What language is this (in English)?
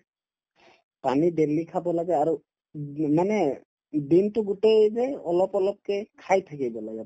Assamese